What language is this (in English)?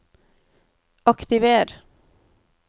Norwegian